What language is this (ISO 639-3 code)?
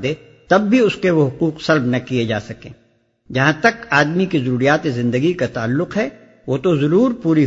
urd